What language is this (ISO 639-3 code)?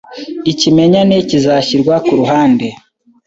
kin